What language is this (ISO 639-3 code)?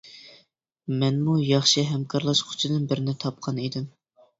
uig